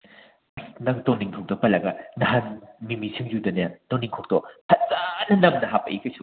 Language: Manipuri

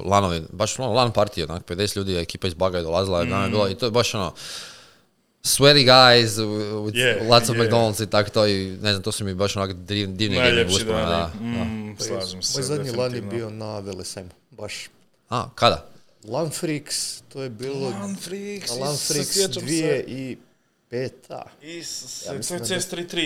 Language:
Croatian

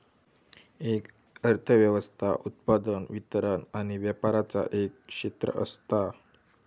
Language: Marathi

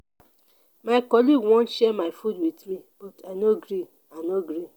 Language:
Nigerian Pidgin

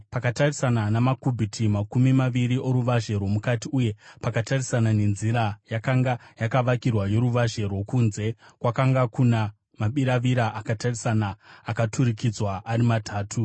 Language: Shona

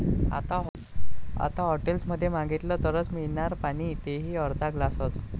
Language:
Marathi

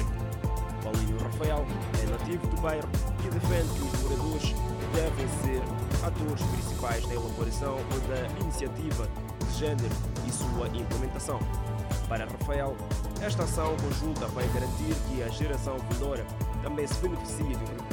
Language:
Portuguese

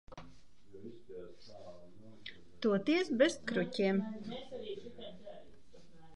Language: Latvian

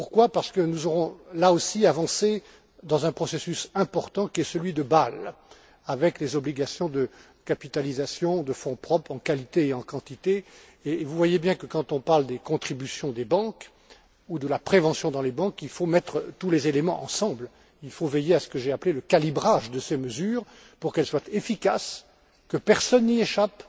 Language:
French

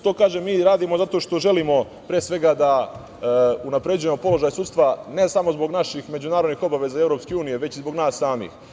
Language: Serbian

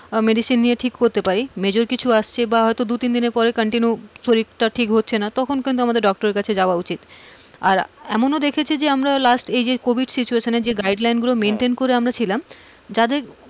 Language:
Bangla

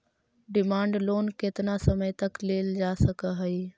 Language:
Magahi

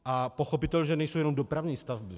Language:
Czech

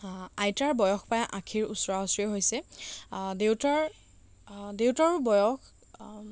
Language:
Assamese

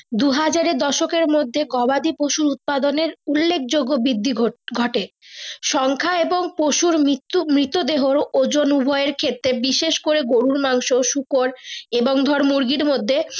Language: Bangla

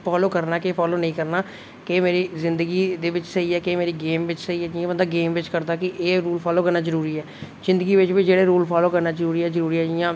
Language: Dogri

